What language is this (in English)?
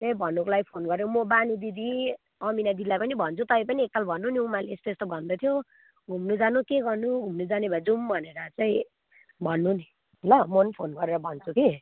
Nepali